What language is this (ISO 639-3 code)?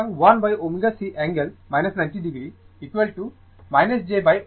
ben